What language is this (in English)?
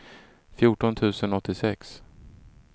Swedish